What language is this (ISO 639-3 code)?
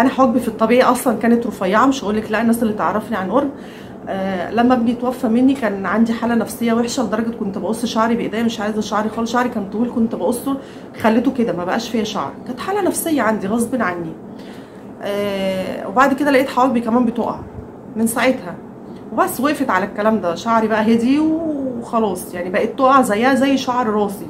ara